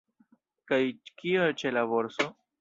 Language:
Esperanto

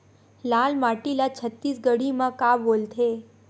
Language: Chhattisgarhi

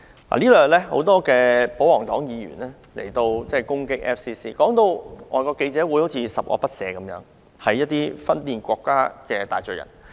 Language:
Cantonese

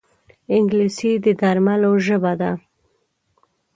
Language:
Pashto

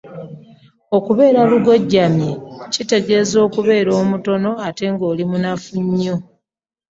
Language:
Ganda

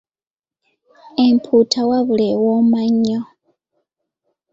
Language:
Ganda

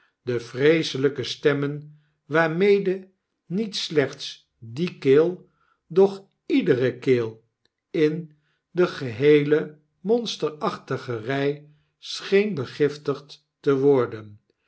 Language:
Dutch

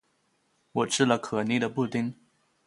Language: Chinese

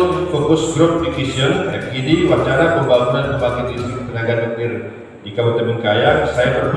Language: Indonesian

